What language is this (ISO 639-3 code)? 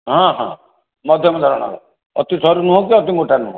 ori